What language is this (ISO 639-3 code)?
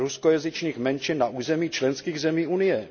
ces